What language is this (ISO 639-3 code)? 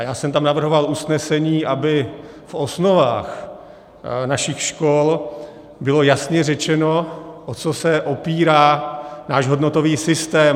ces